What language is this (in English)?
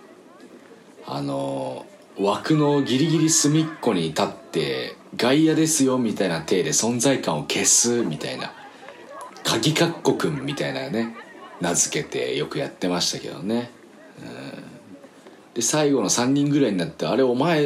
Japanese